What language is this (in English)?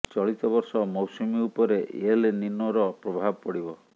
Odia